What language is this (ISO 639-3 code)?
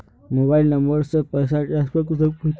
mag